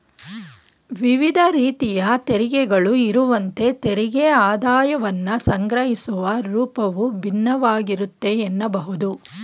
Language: Kannada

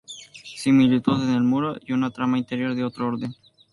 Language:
Spanish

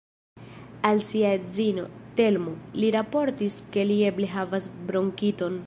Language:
Esperanto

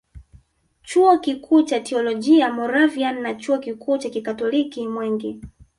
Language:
Swahili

